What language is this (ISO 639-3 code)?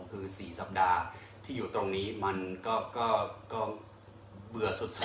tha